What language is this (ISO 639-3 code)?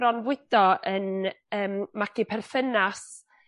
cym